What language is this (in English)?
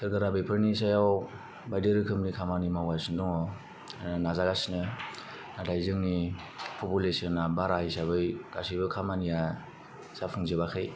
Bodo